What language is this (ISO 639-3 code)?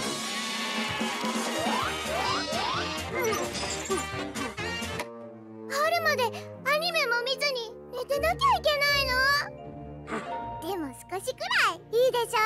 jpn